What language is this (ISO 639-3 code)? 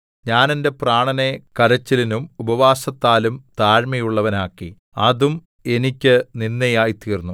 mal